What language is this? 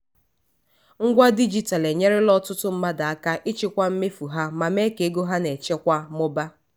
Igbo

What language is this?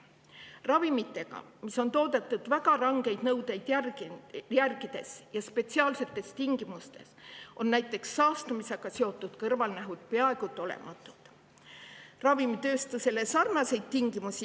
Estonian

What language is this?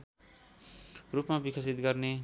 Nepali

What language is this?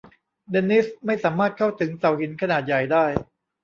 Thai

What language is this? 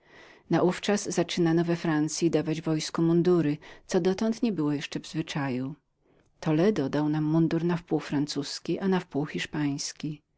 Polish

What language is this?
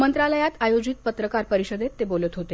Marathi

